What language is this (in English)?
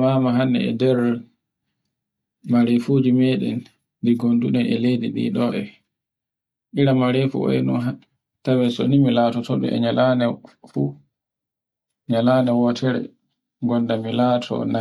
Borgu Fulfulde